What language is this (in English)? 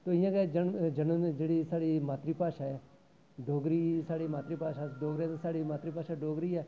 Dogri